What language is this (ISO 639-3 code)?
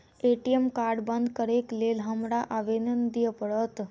mai